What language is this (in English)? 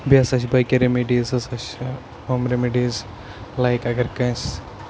Kashmiri